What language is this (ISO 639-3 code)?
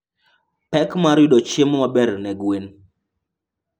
luo